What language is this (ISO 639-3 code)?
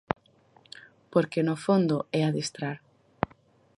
glg